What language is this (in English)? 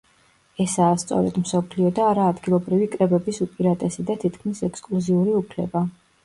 Georgian